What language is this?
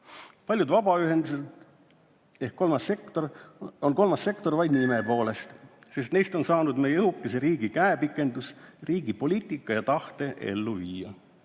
Estonian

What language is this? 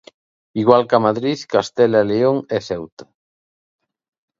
Galician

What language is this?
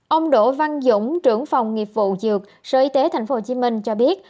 Vietnamese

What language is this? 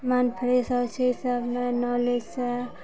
Maithili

